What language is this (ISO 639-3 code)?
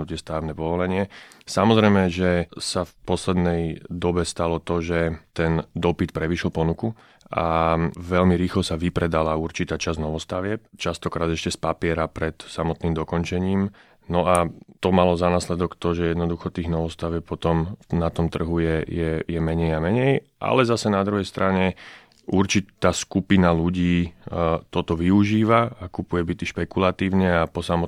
slk